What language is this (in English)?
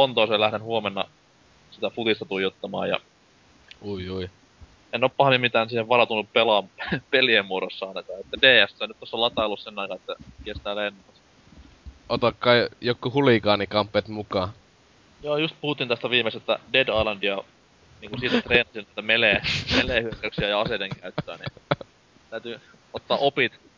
Finnish